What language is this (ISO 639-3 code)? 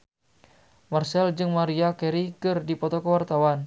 sun